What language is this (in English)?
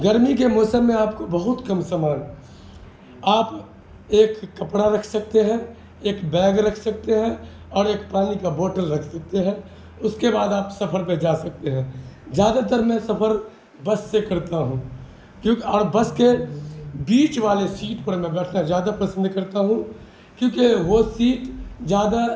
Urdu